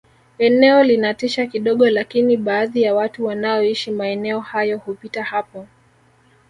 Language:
Swahili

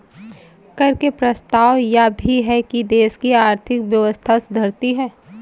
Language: Hindi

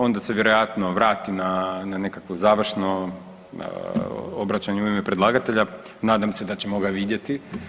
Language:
Croatian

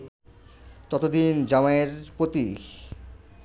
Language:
Bangla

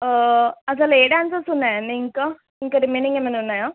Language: Telugu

